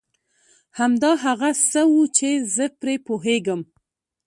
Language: Pashto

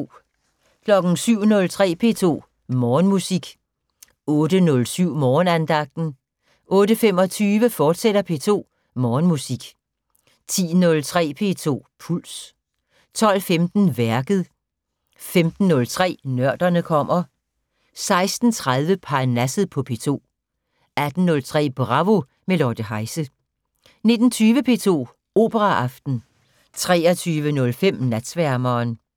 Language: Danish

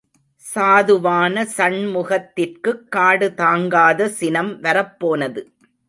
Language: Tamil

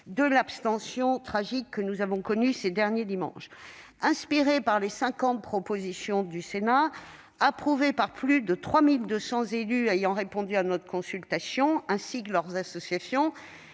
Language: French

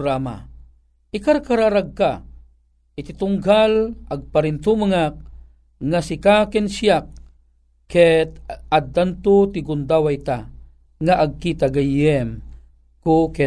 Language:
Filipino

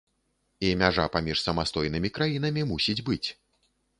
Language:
Belarusian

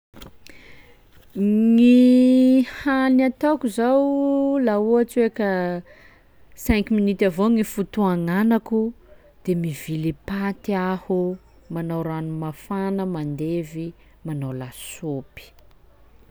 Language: Sakalava Malagasy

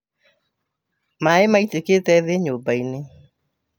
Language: Kikuyu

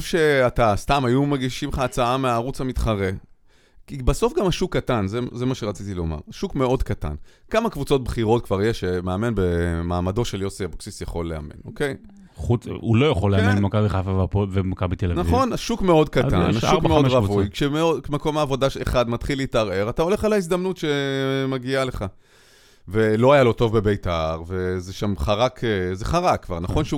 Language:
Hebrew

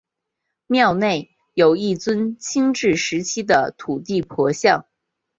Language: Chinese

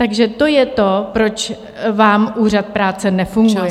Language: Czech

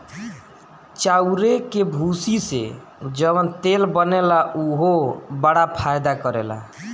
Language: Bhojpuri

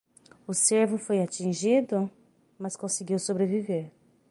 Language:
Portuguese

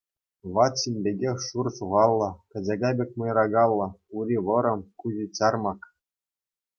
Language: Chuvash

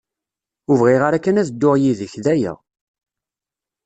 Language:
Kabyle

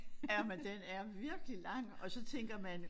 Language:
Danish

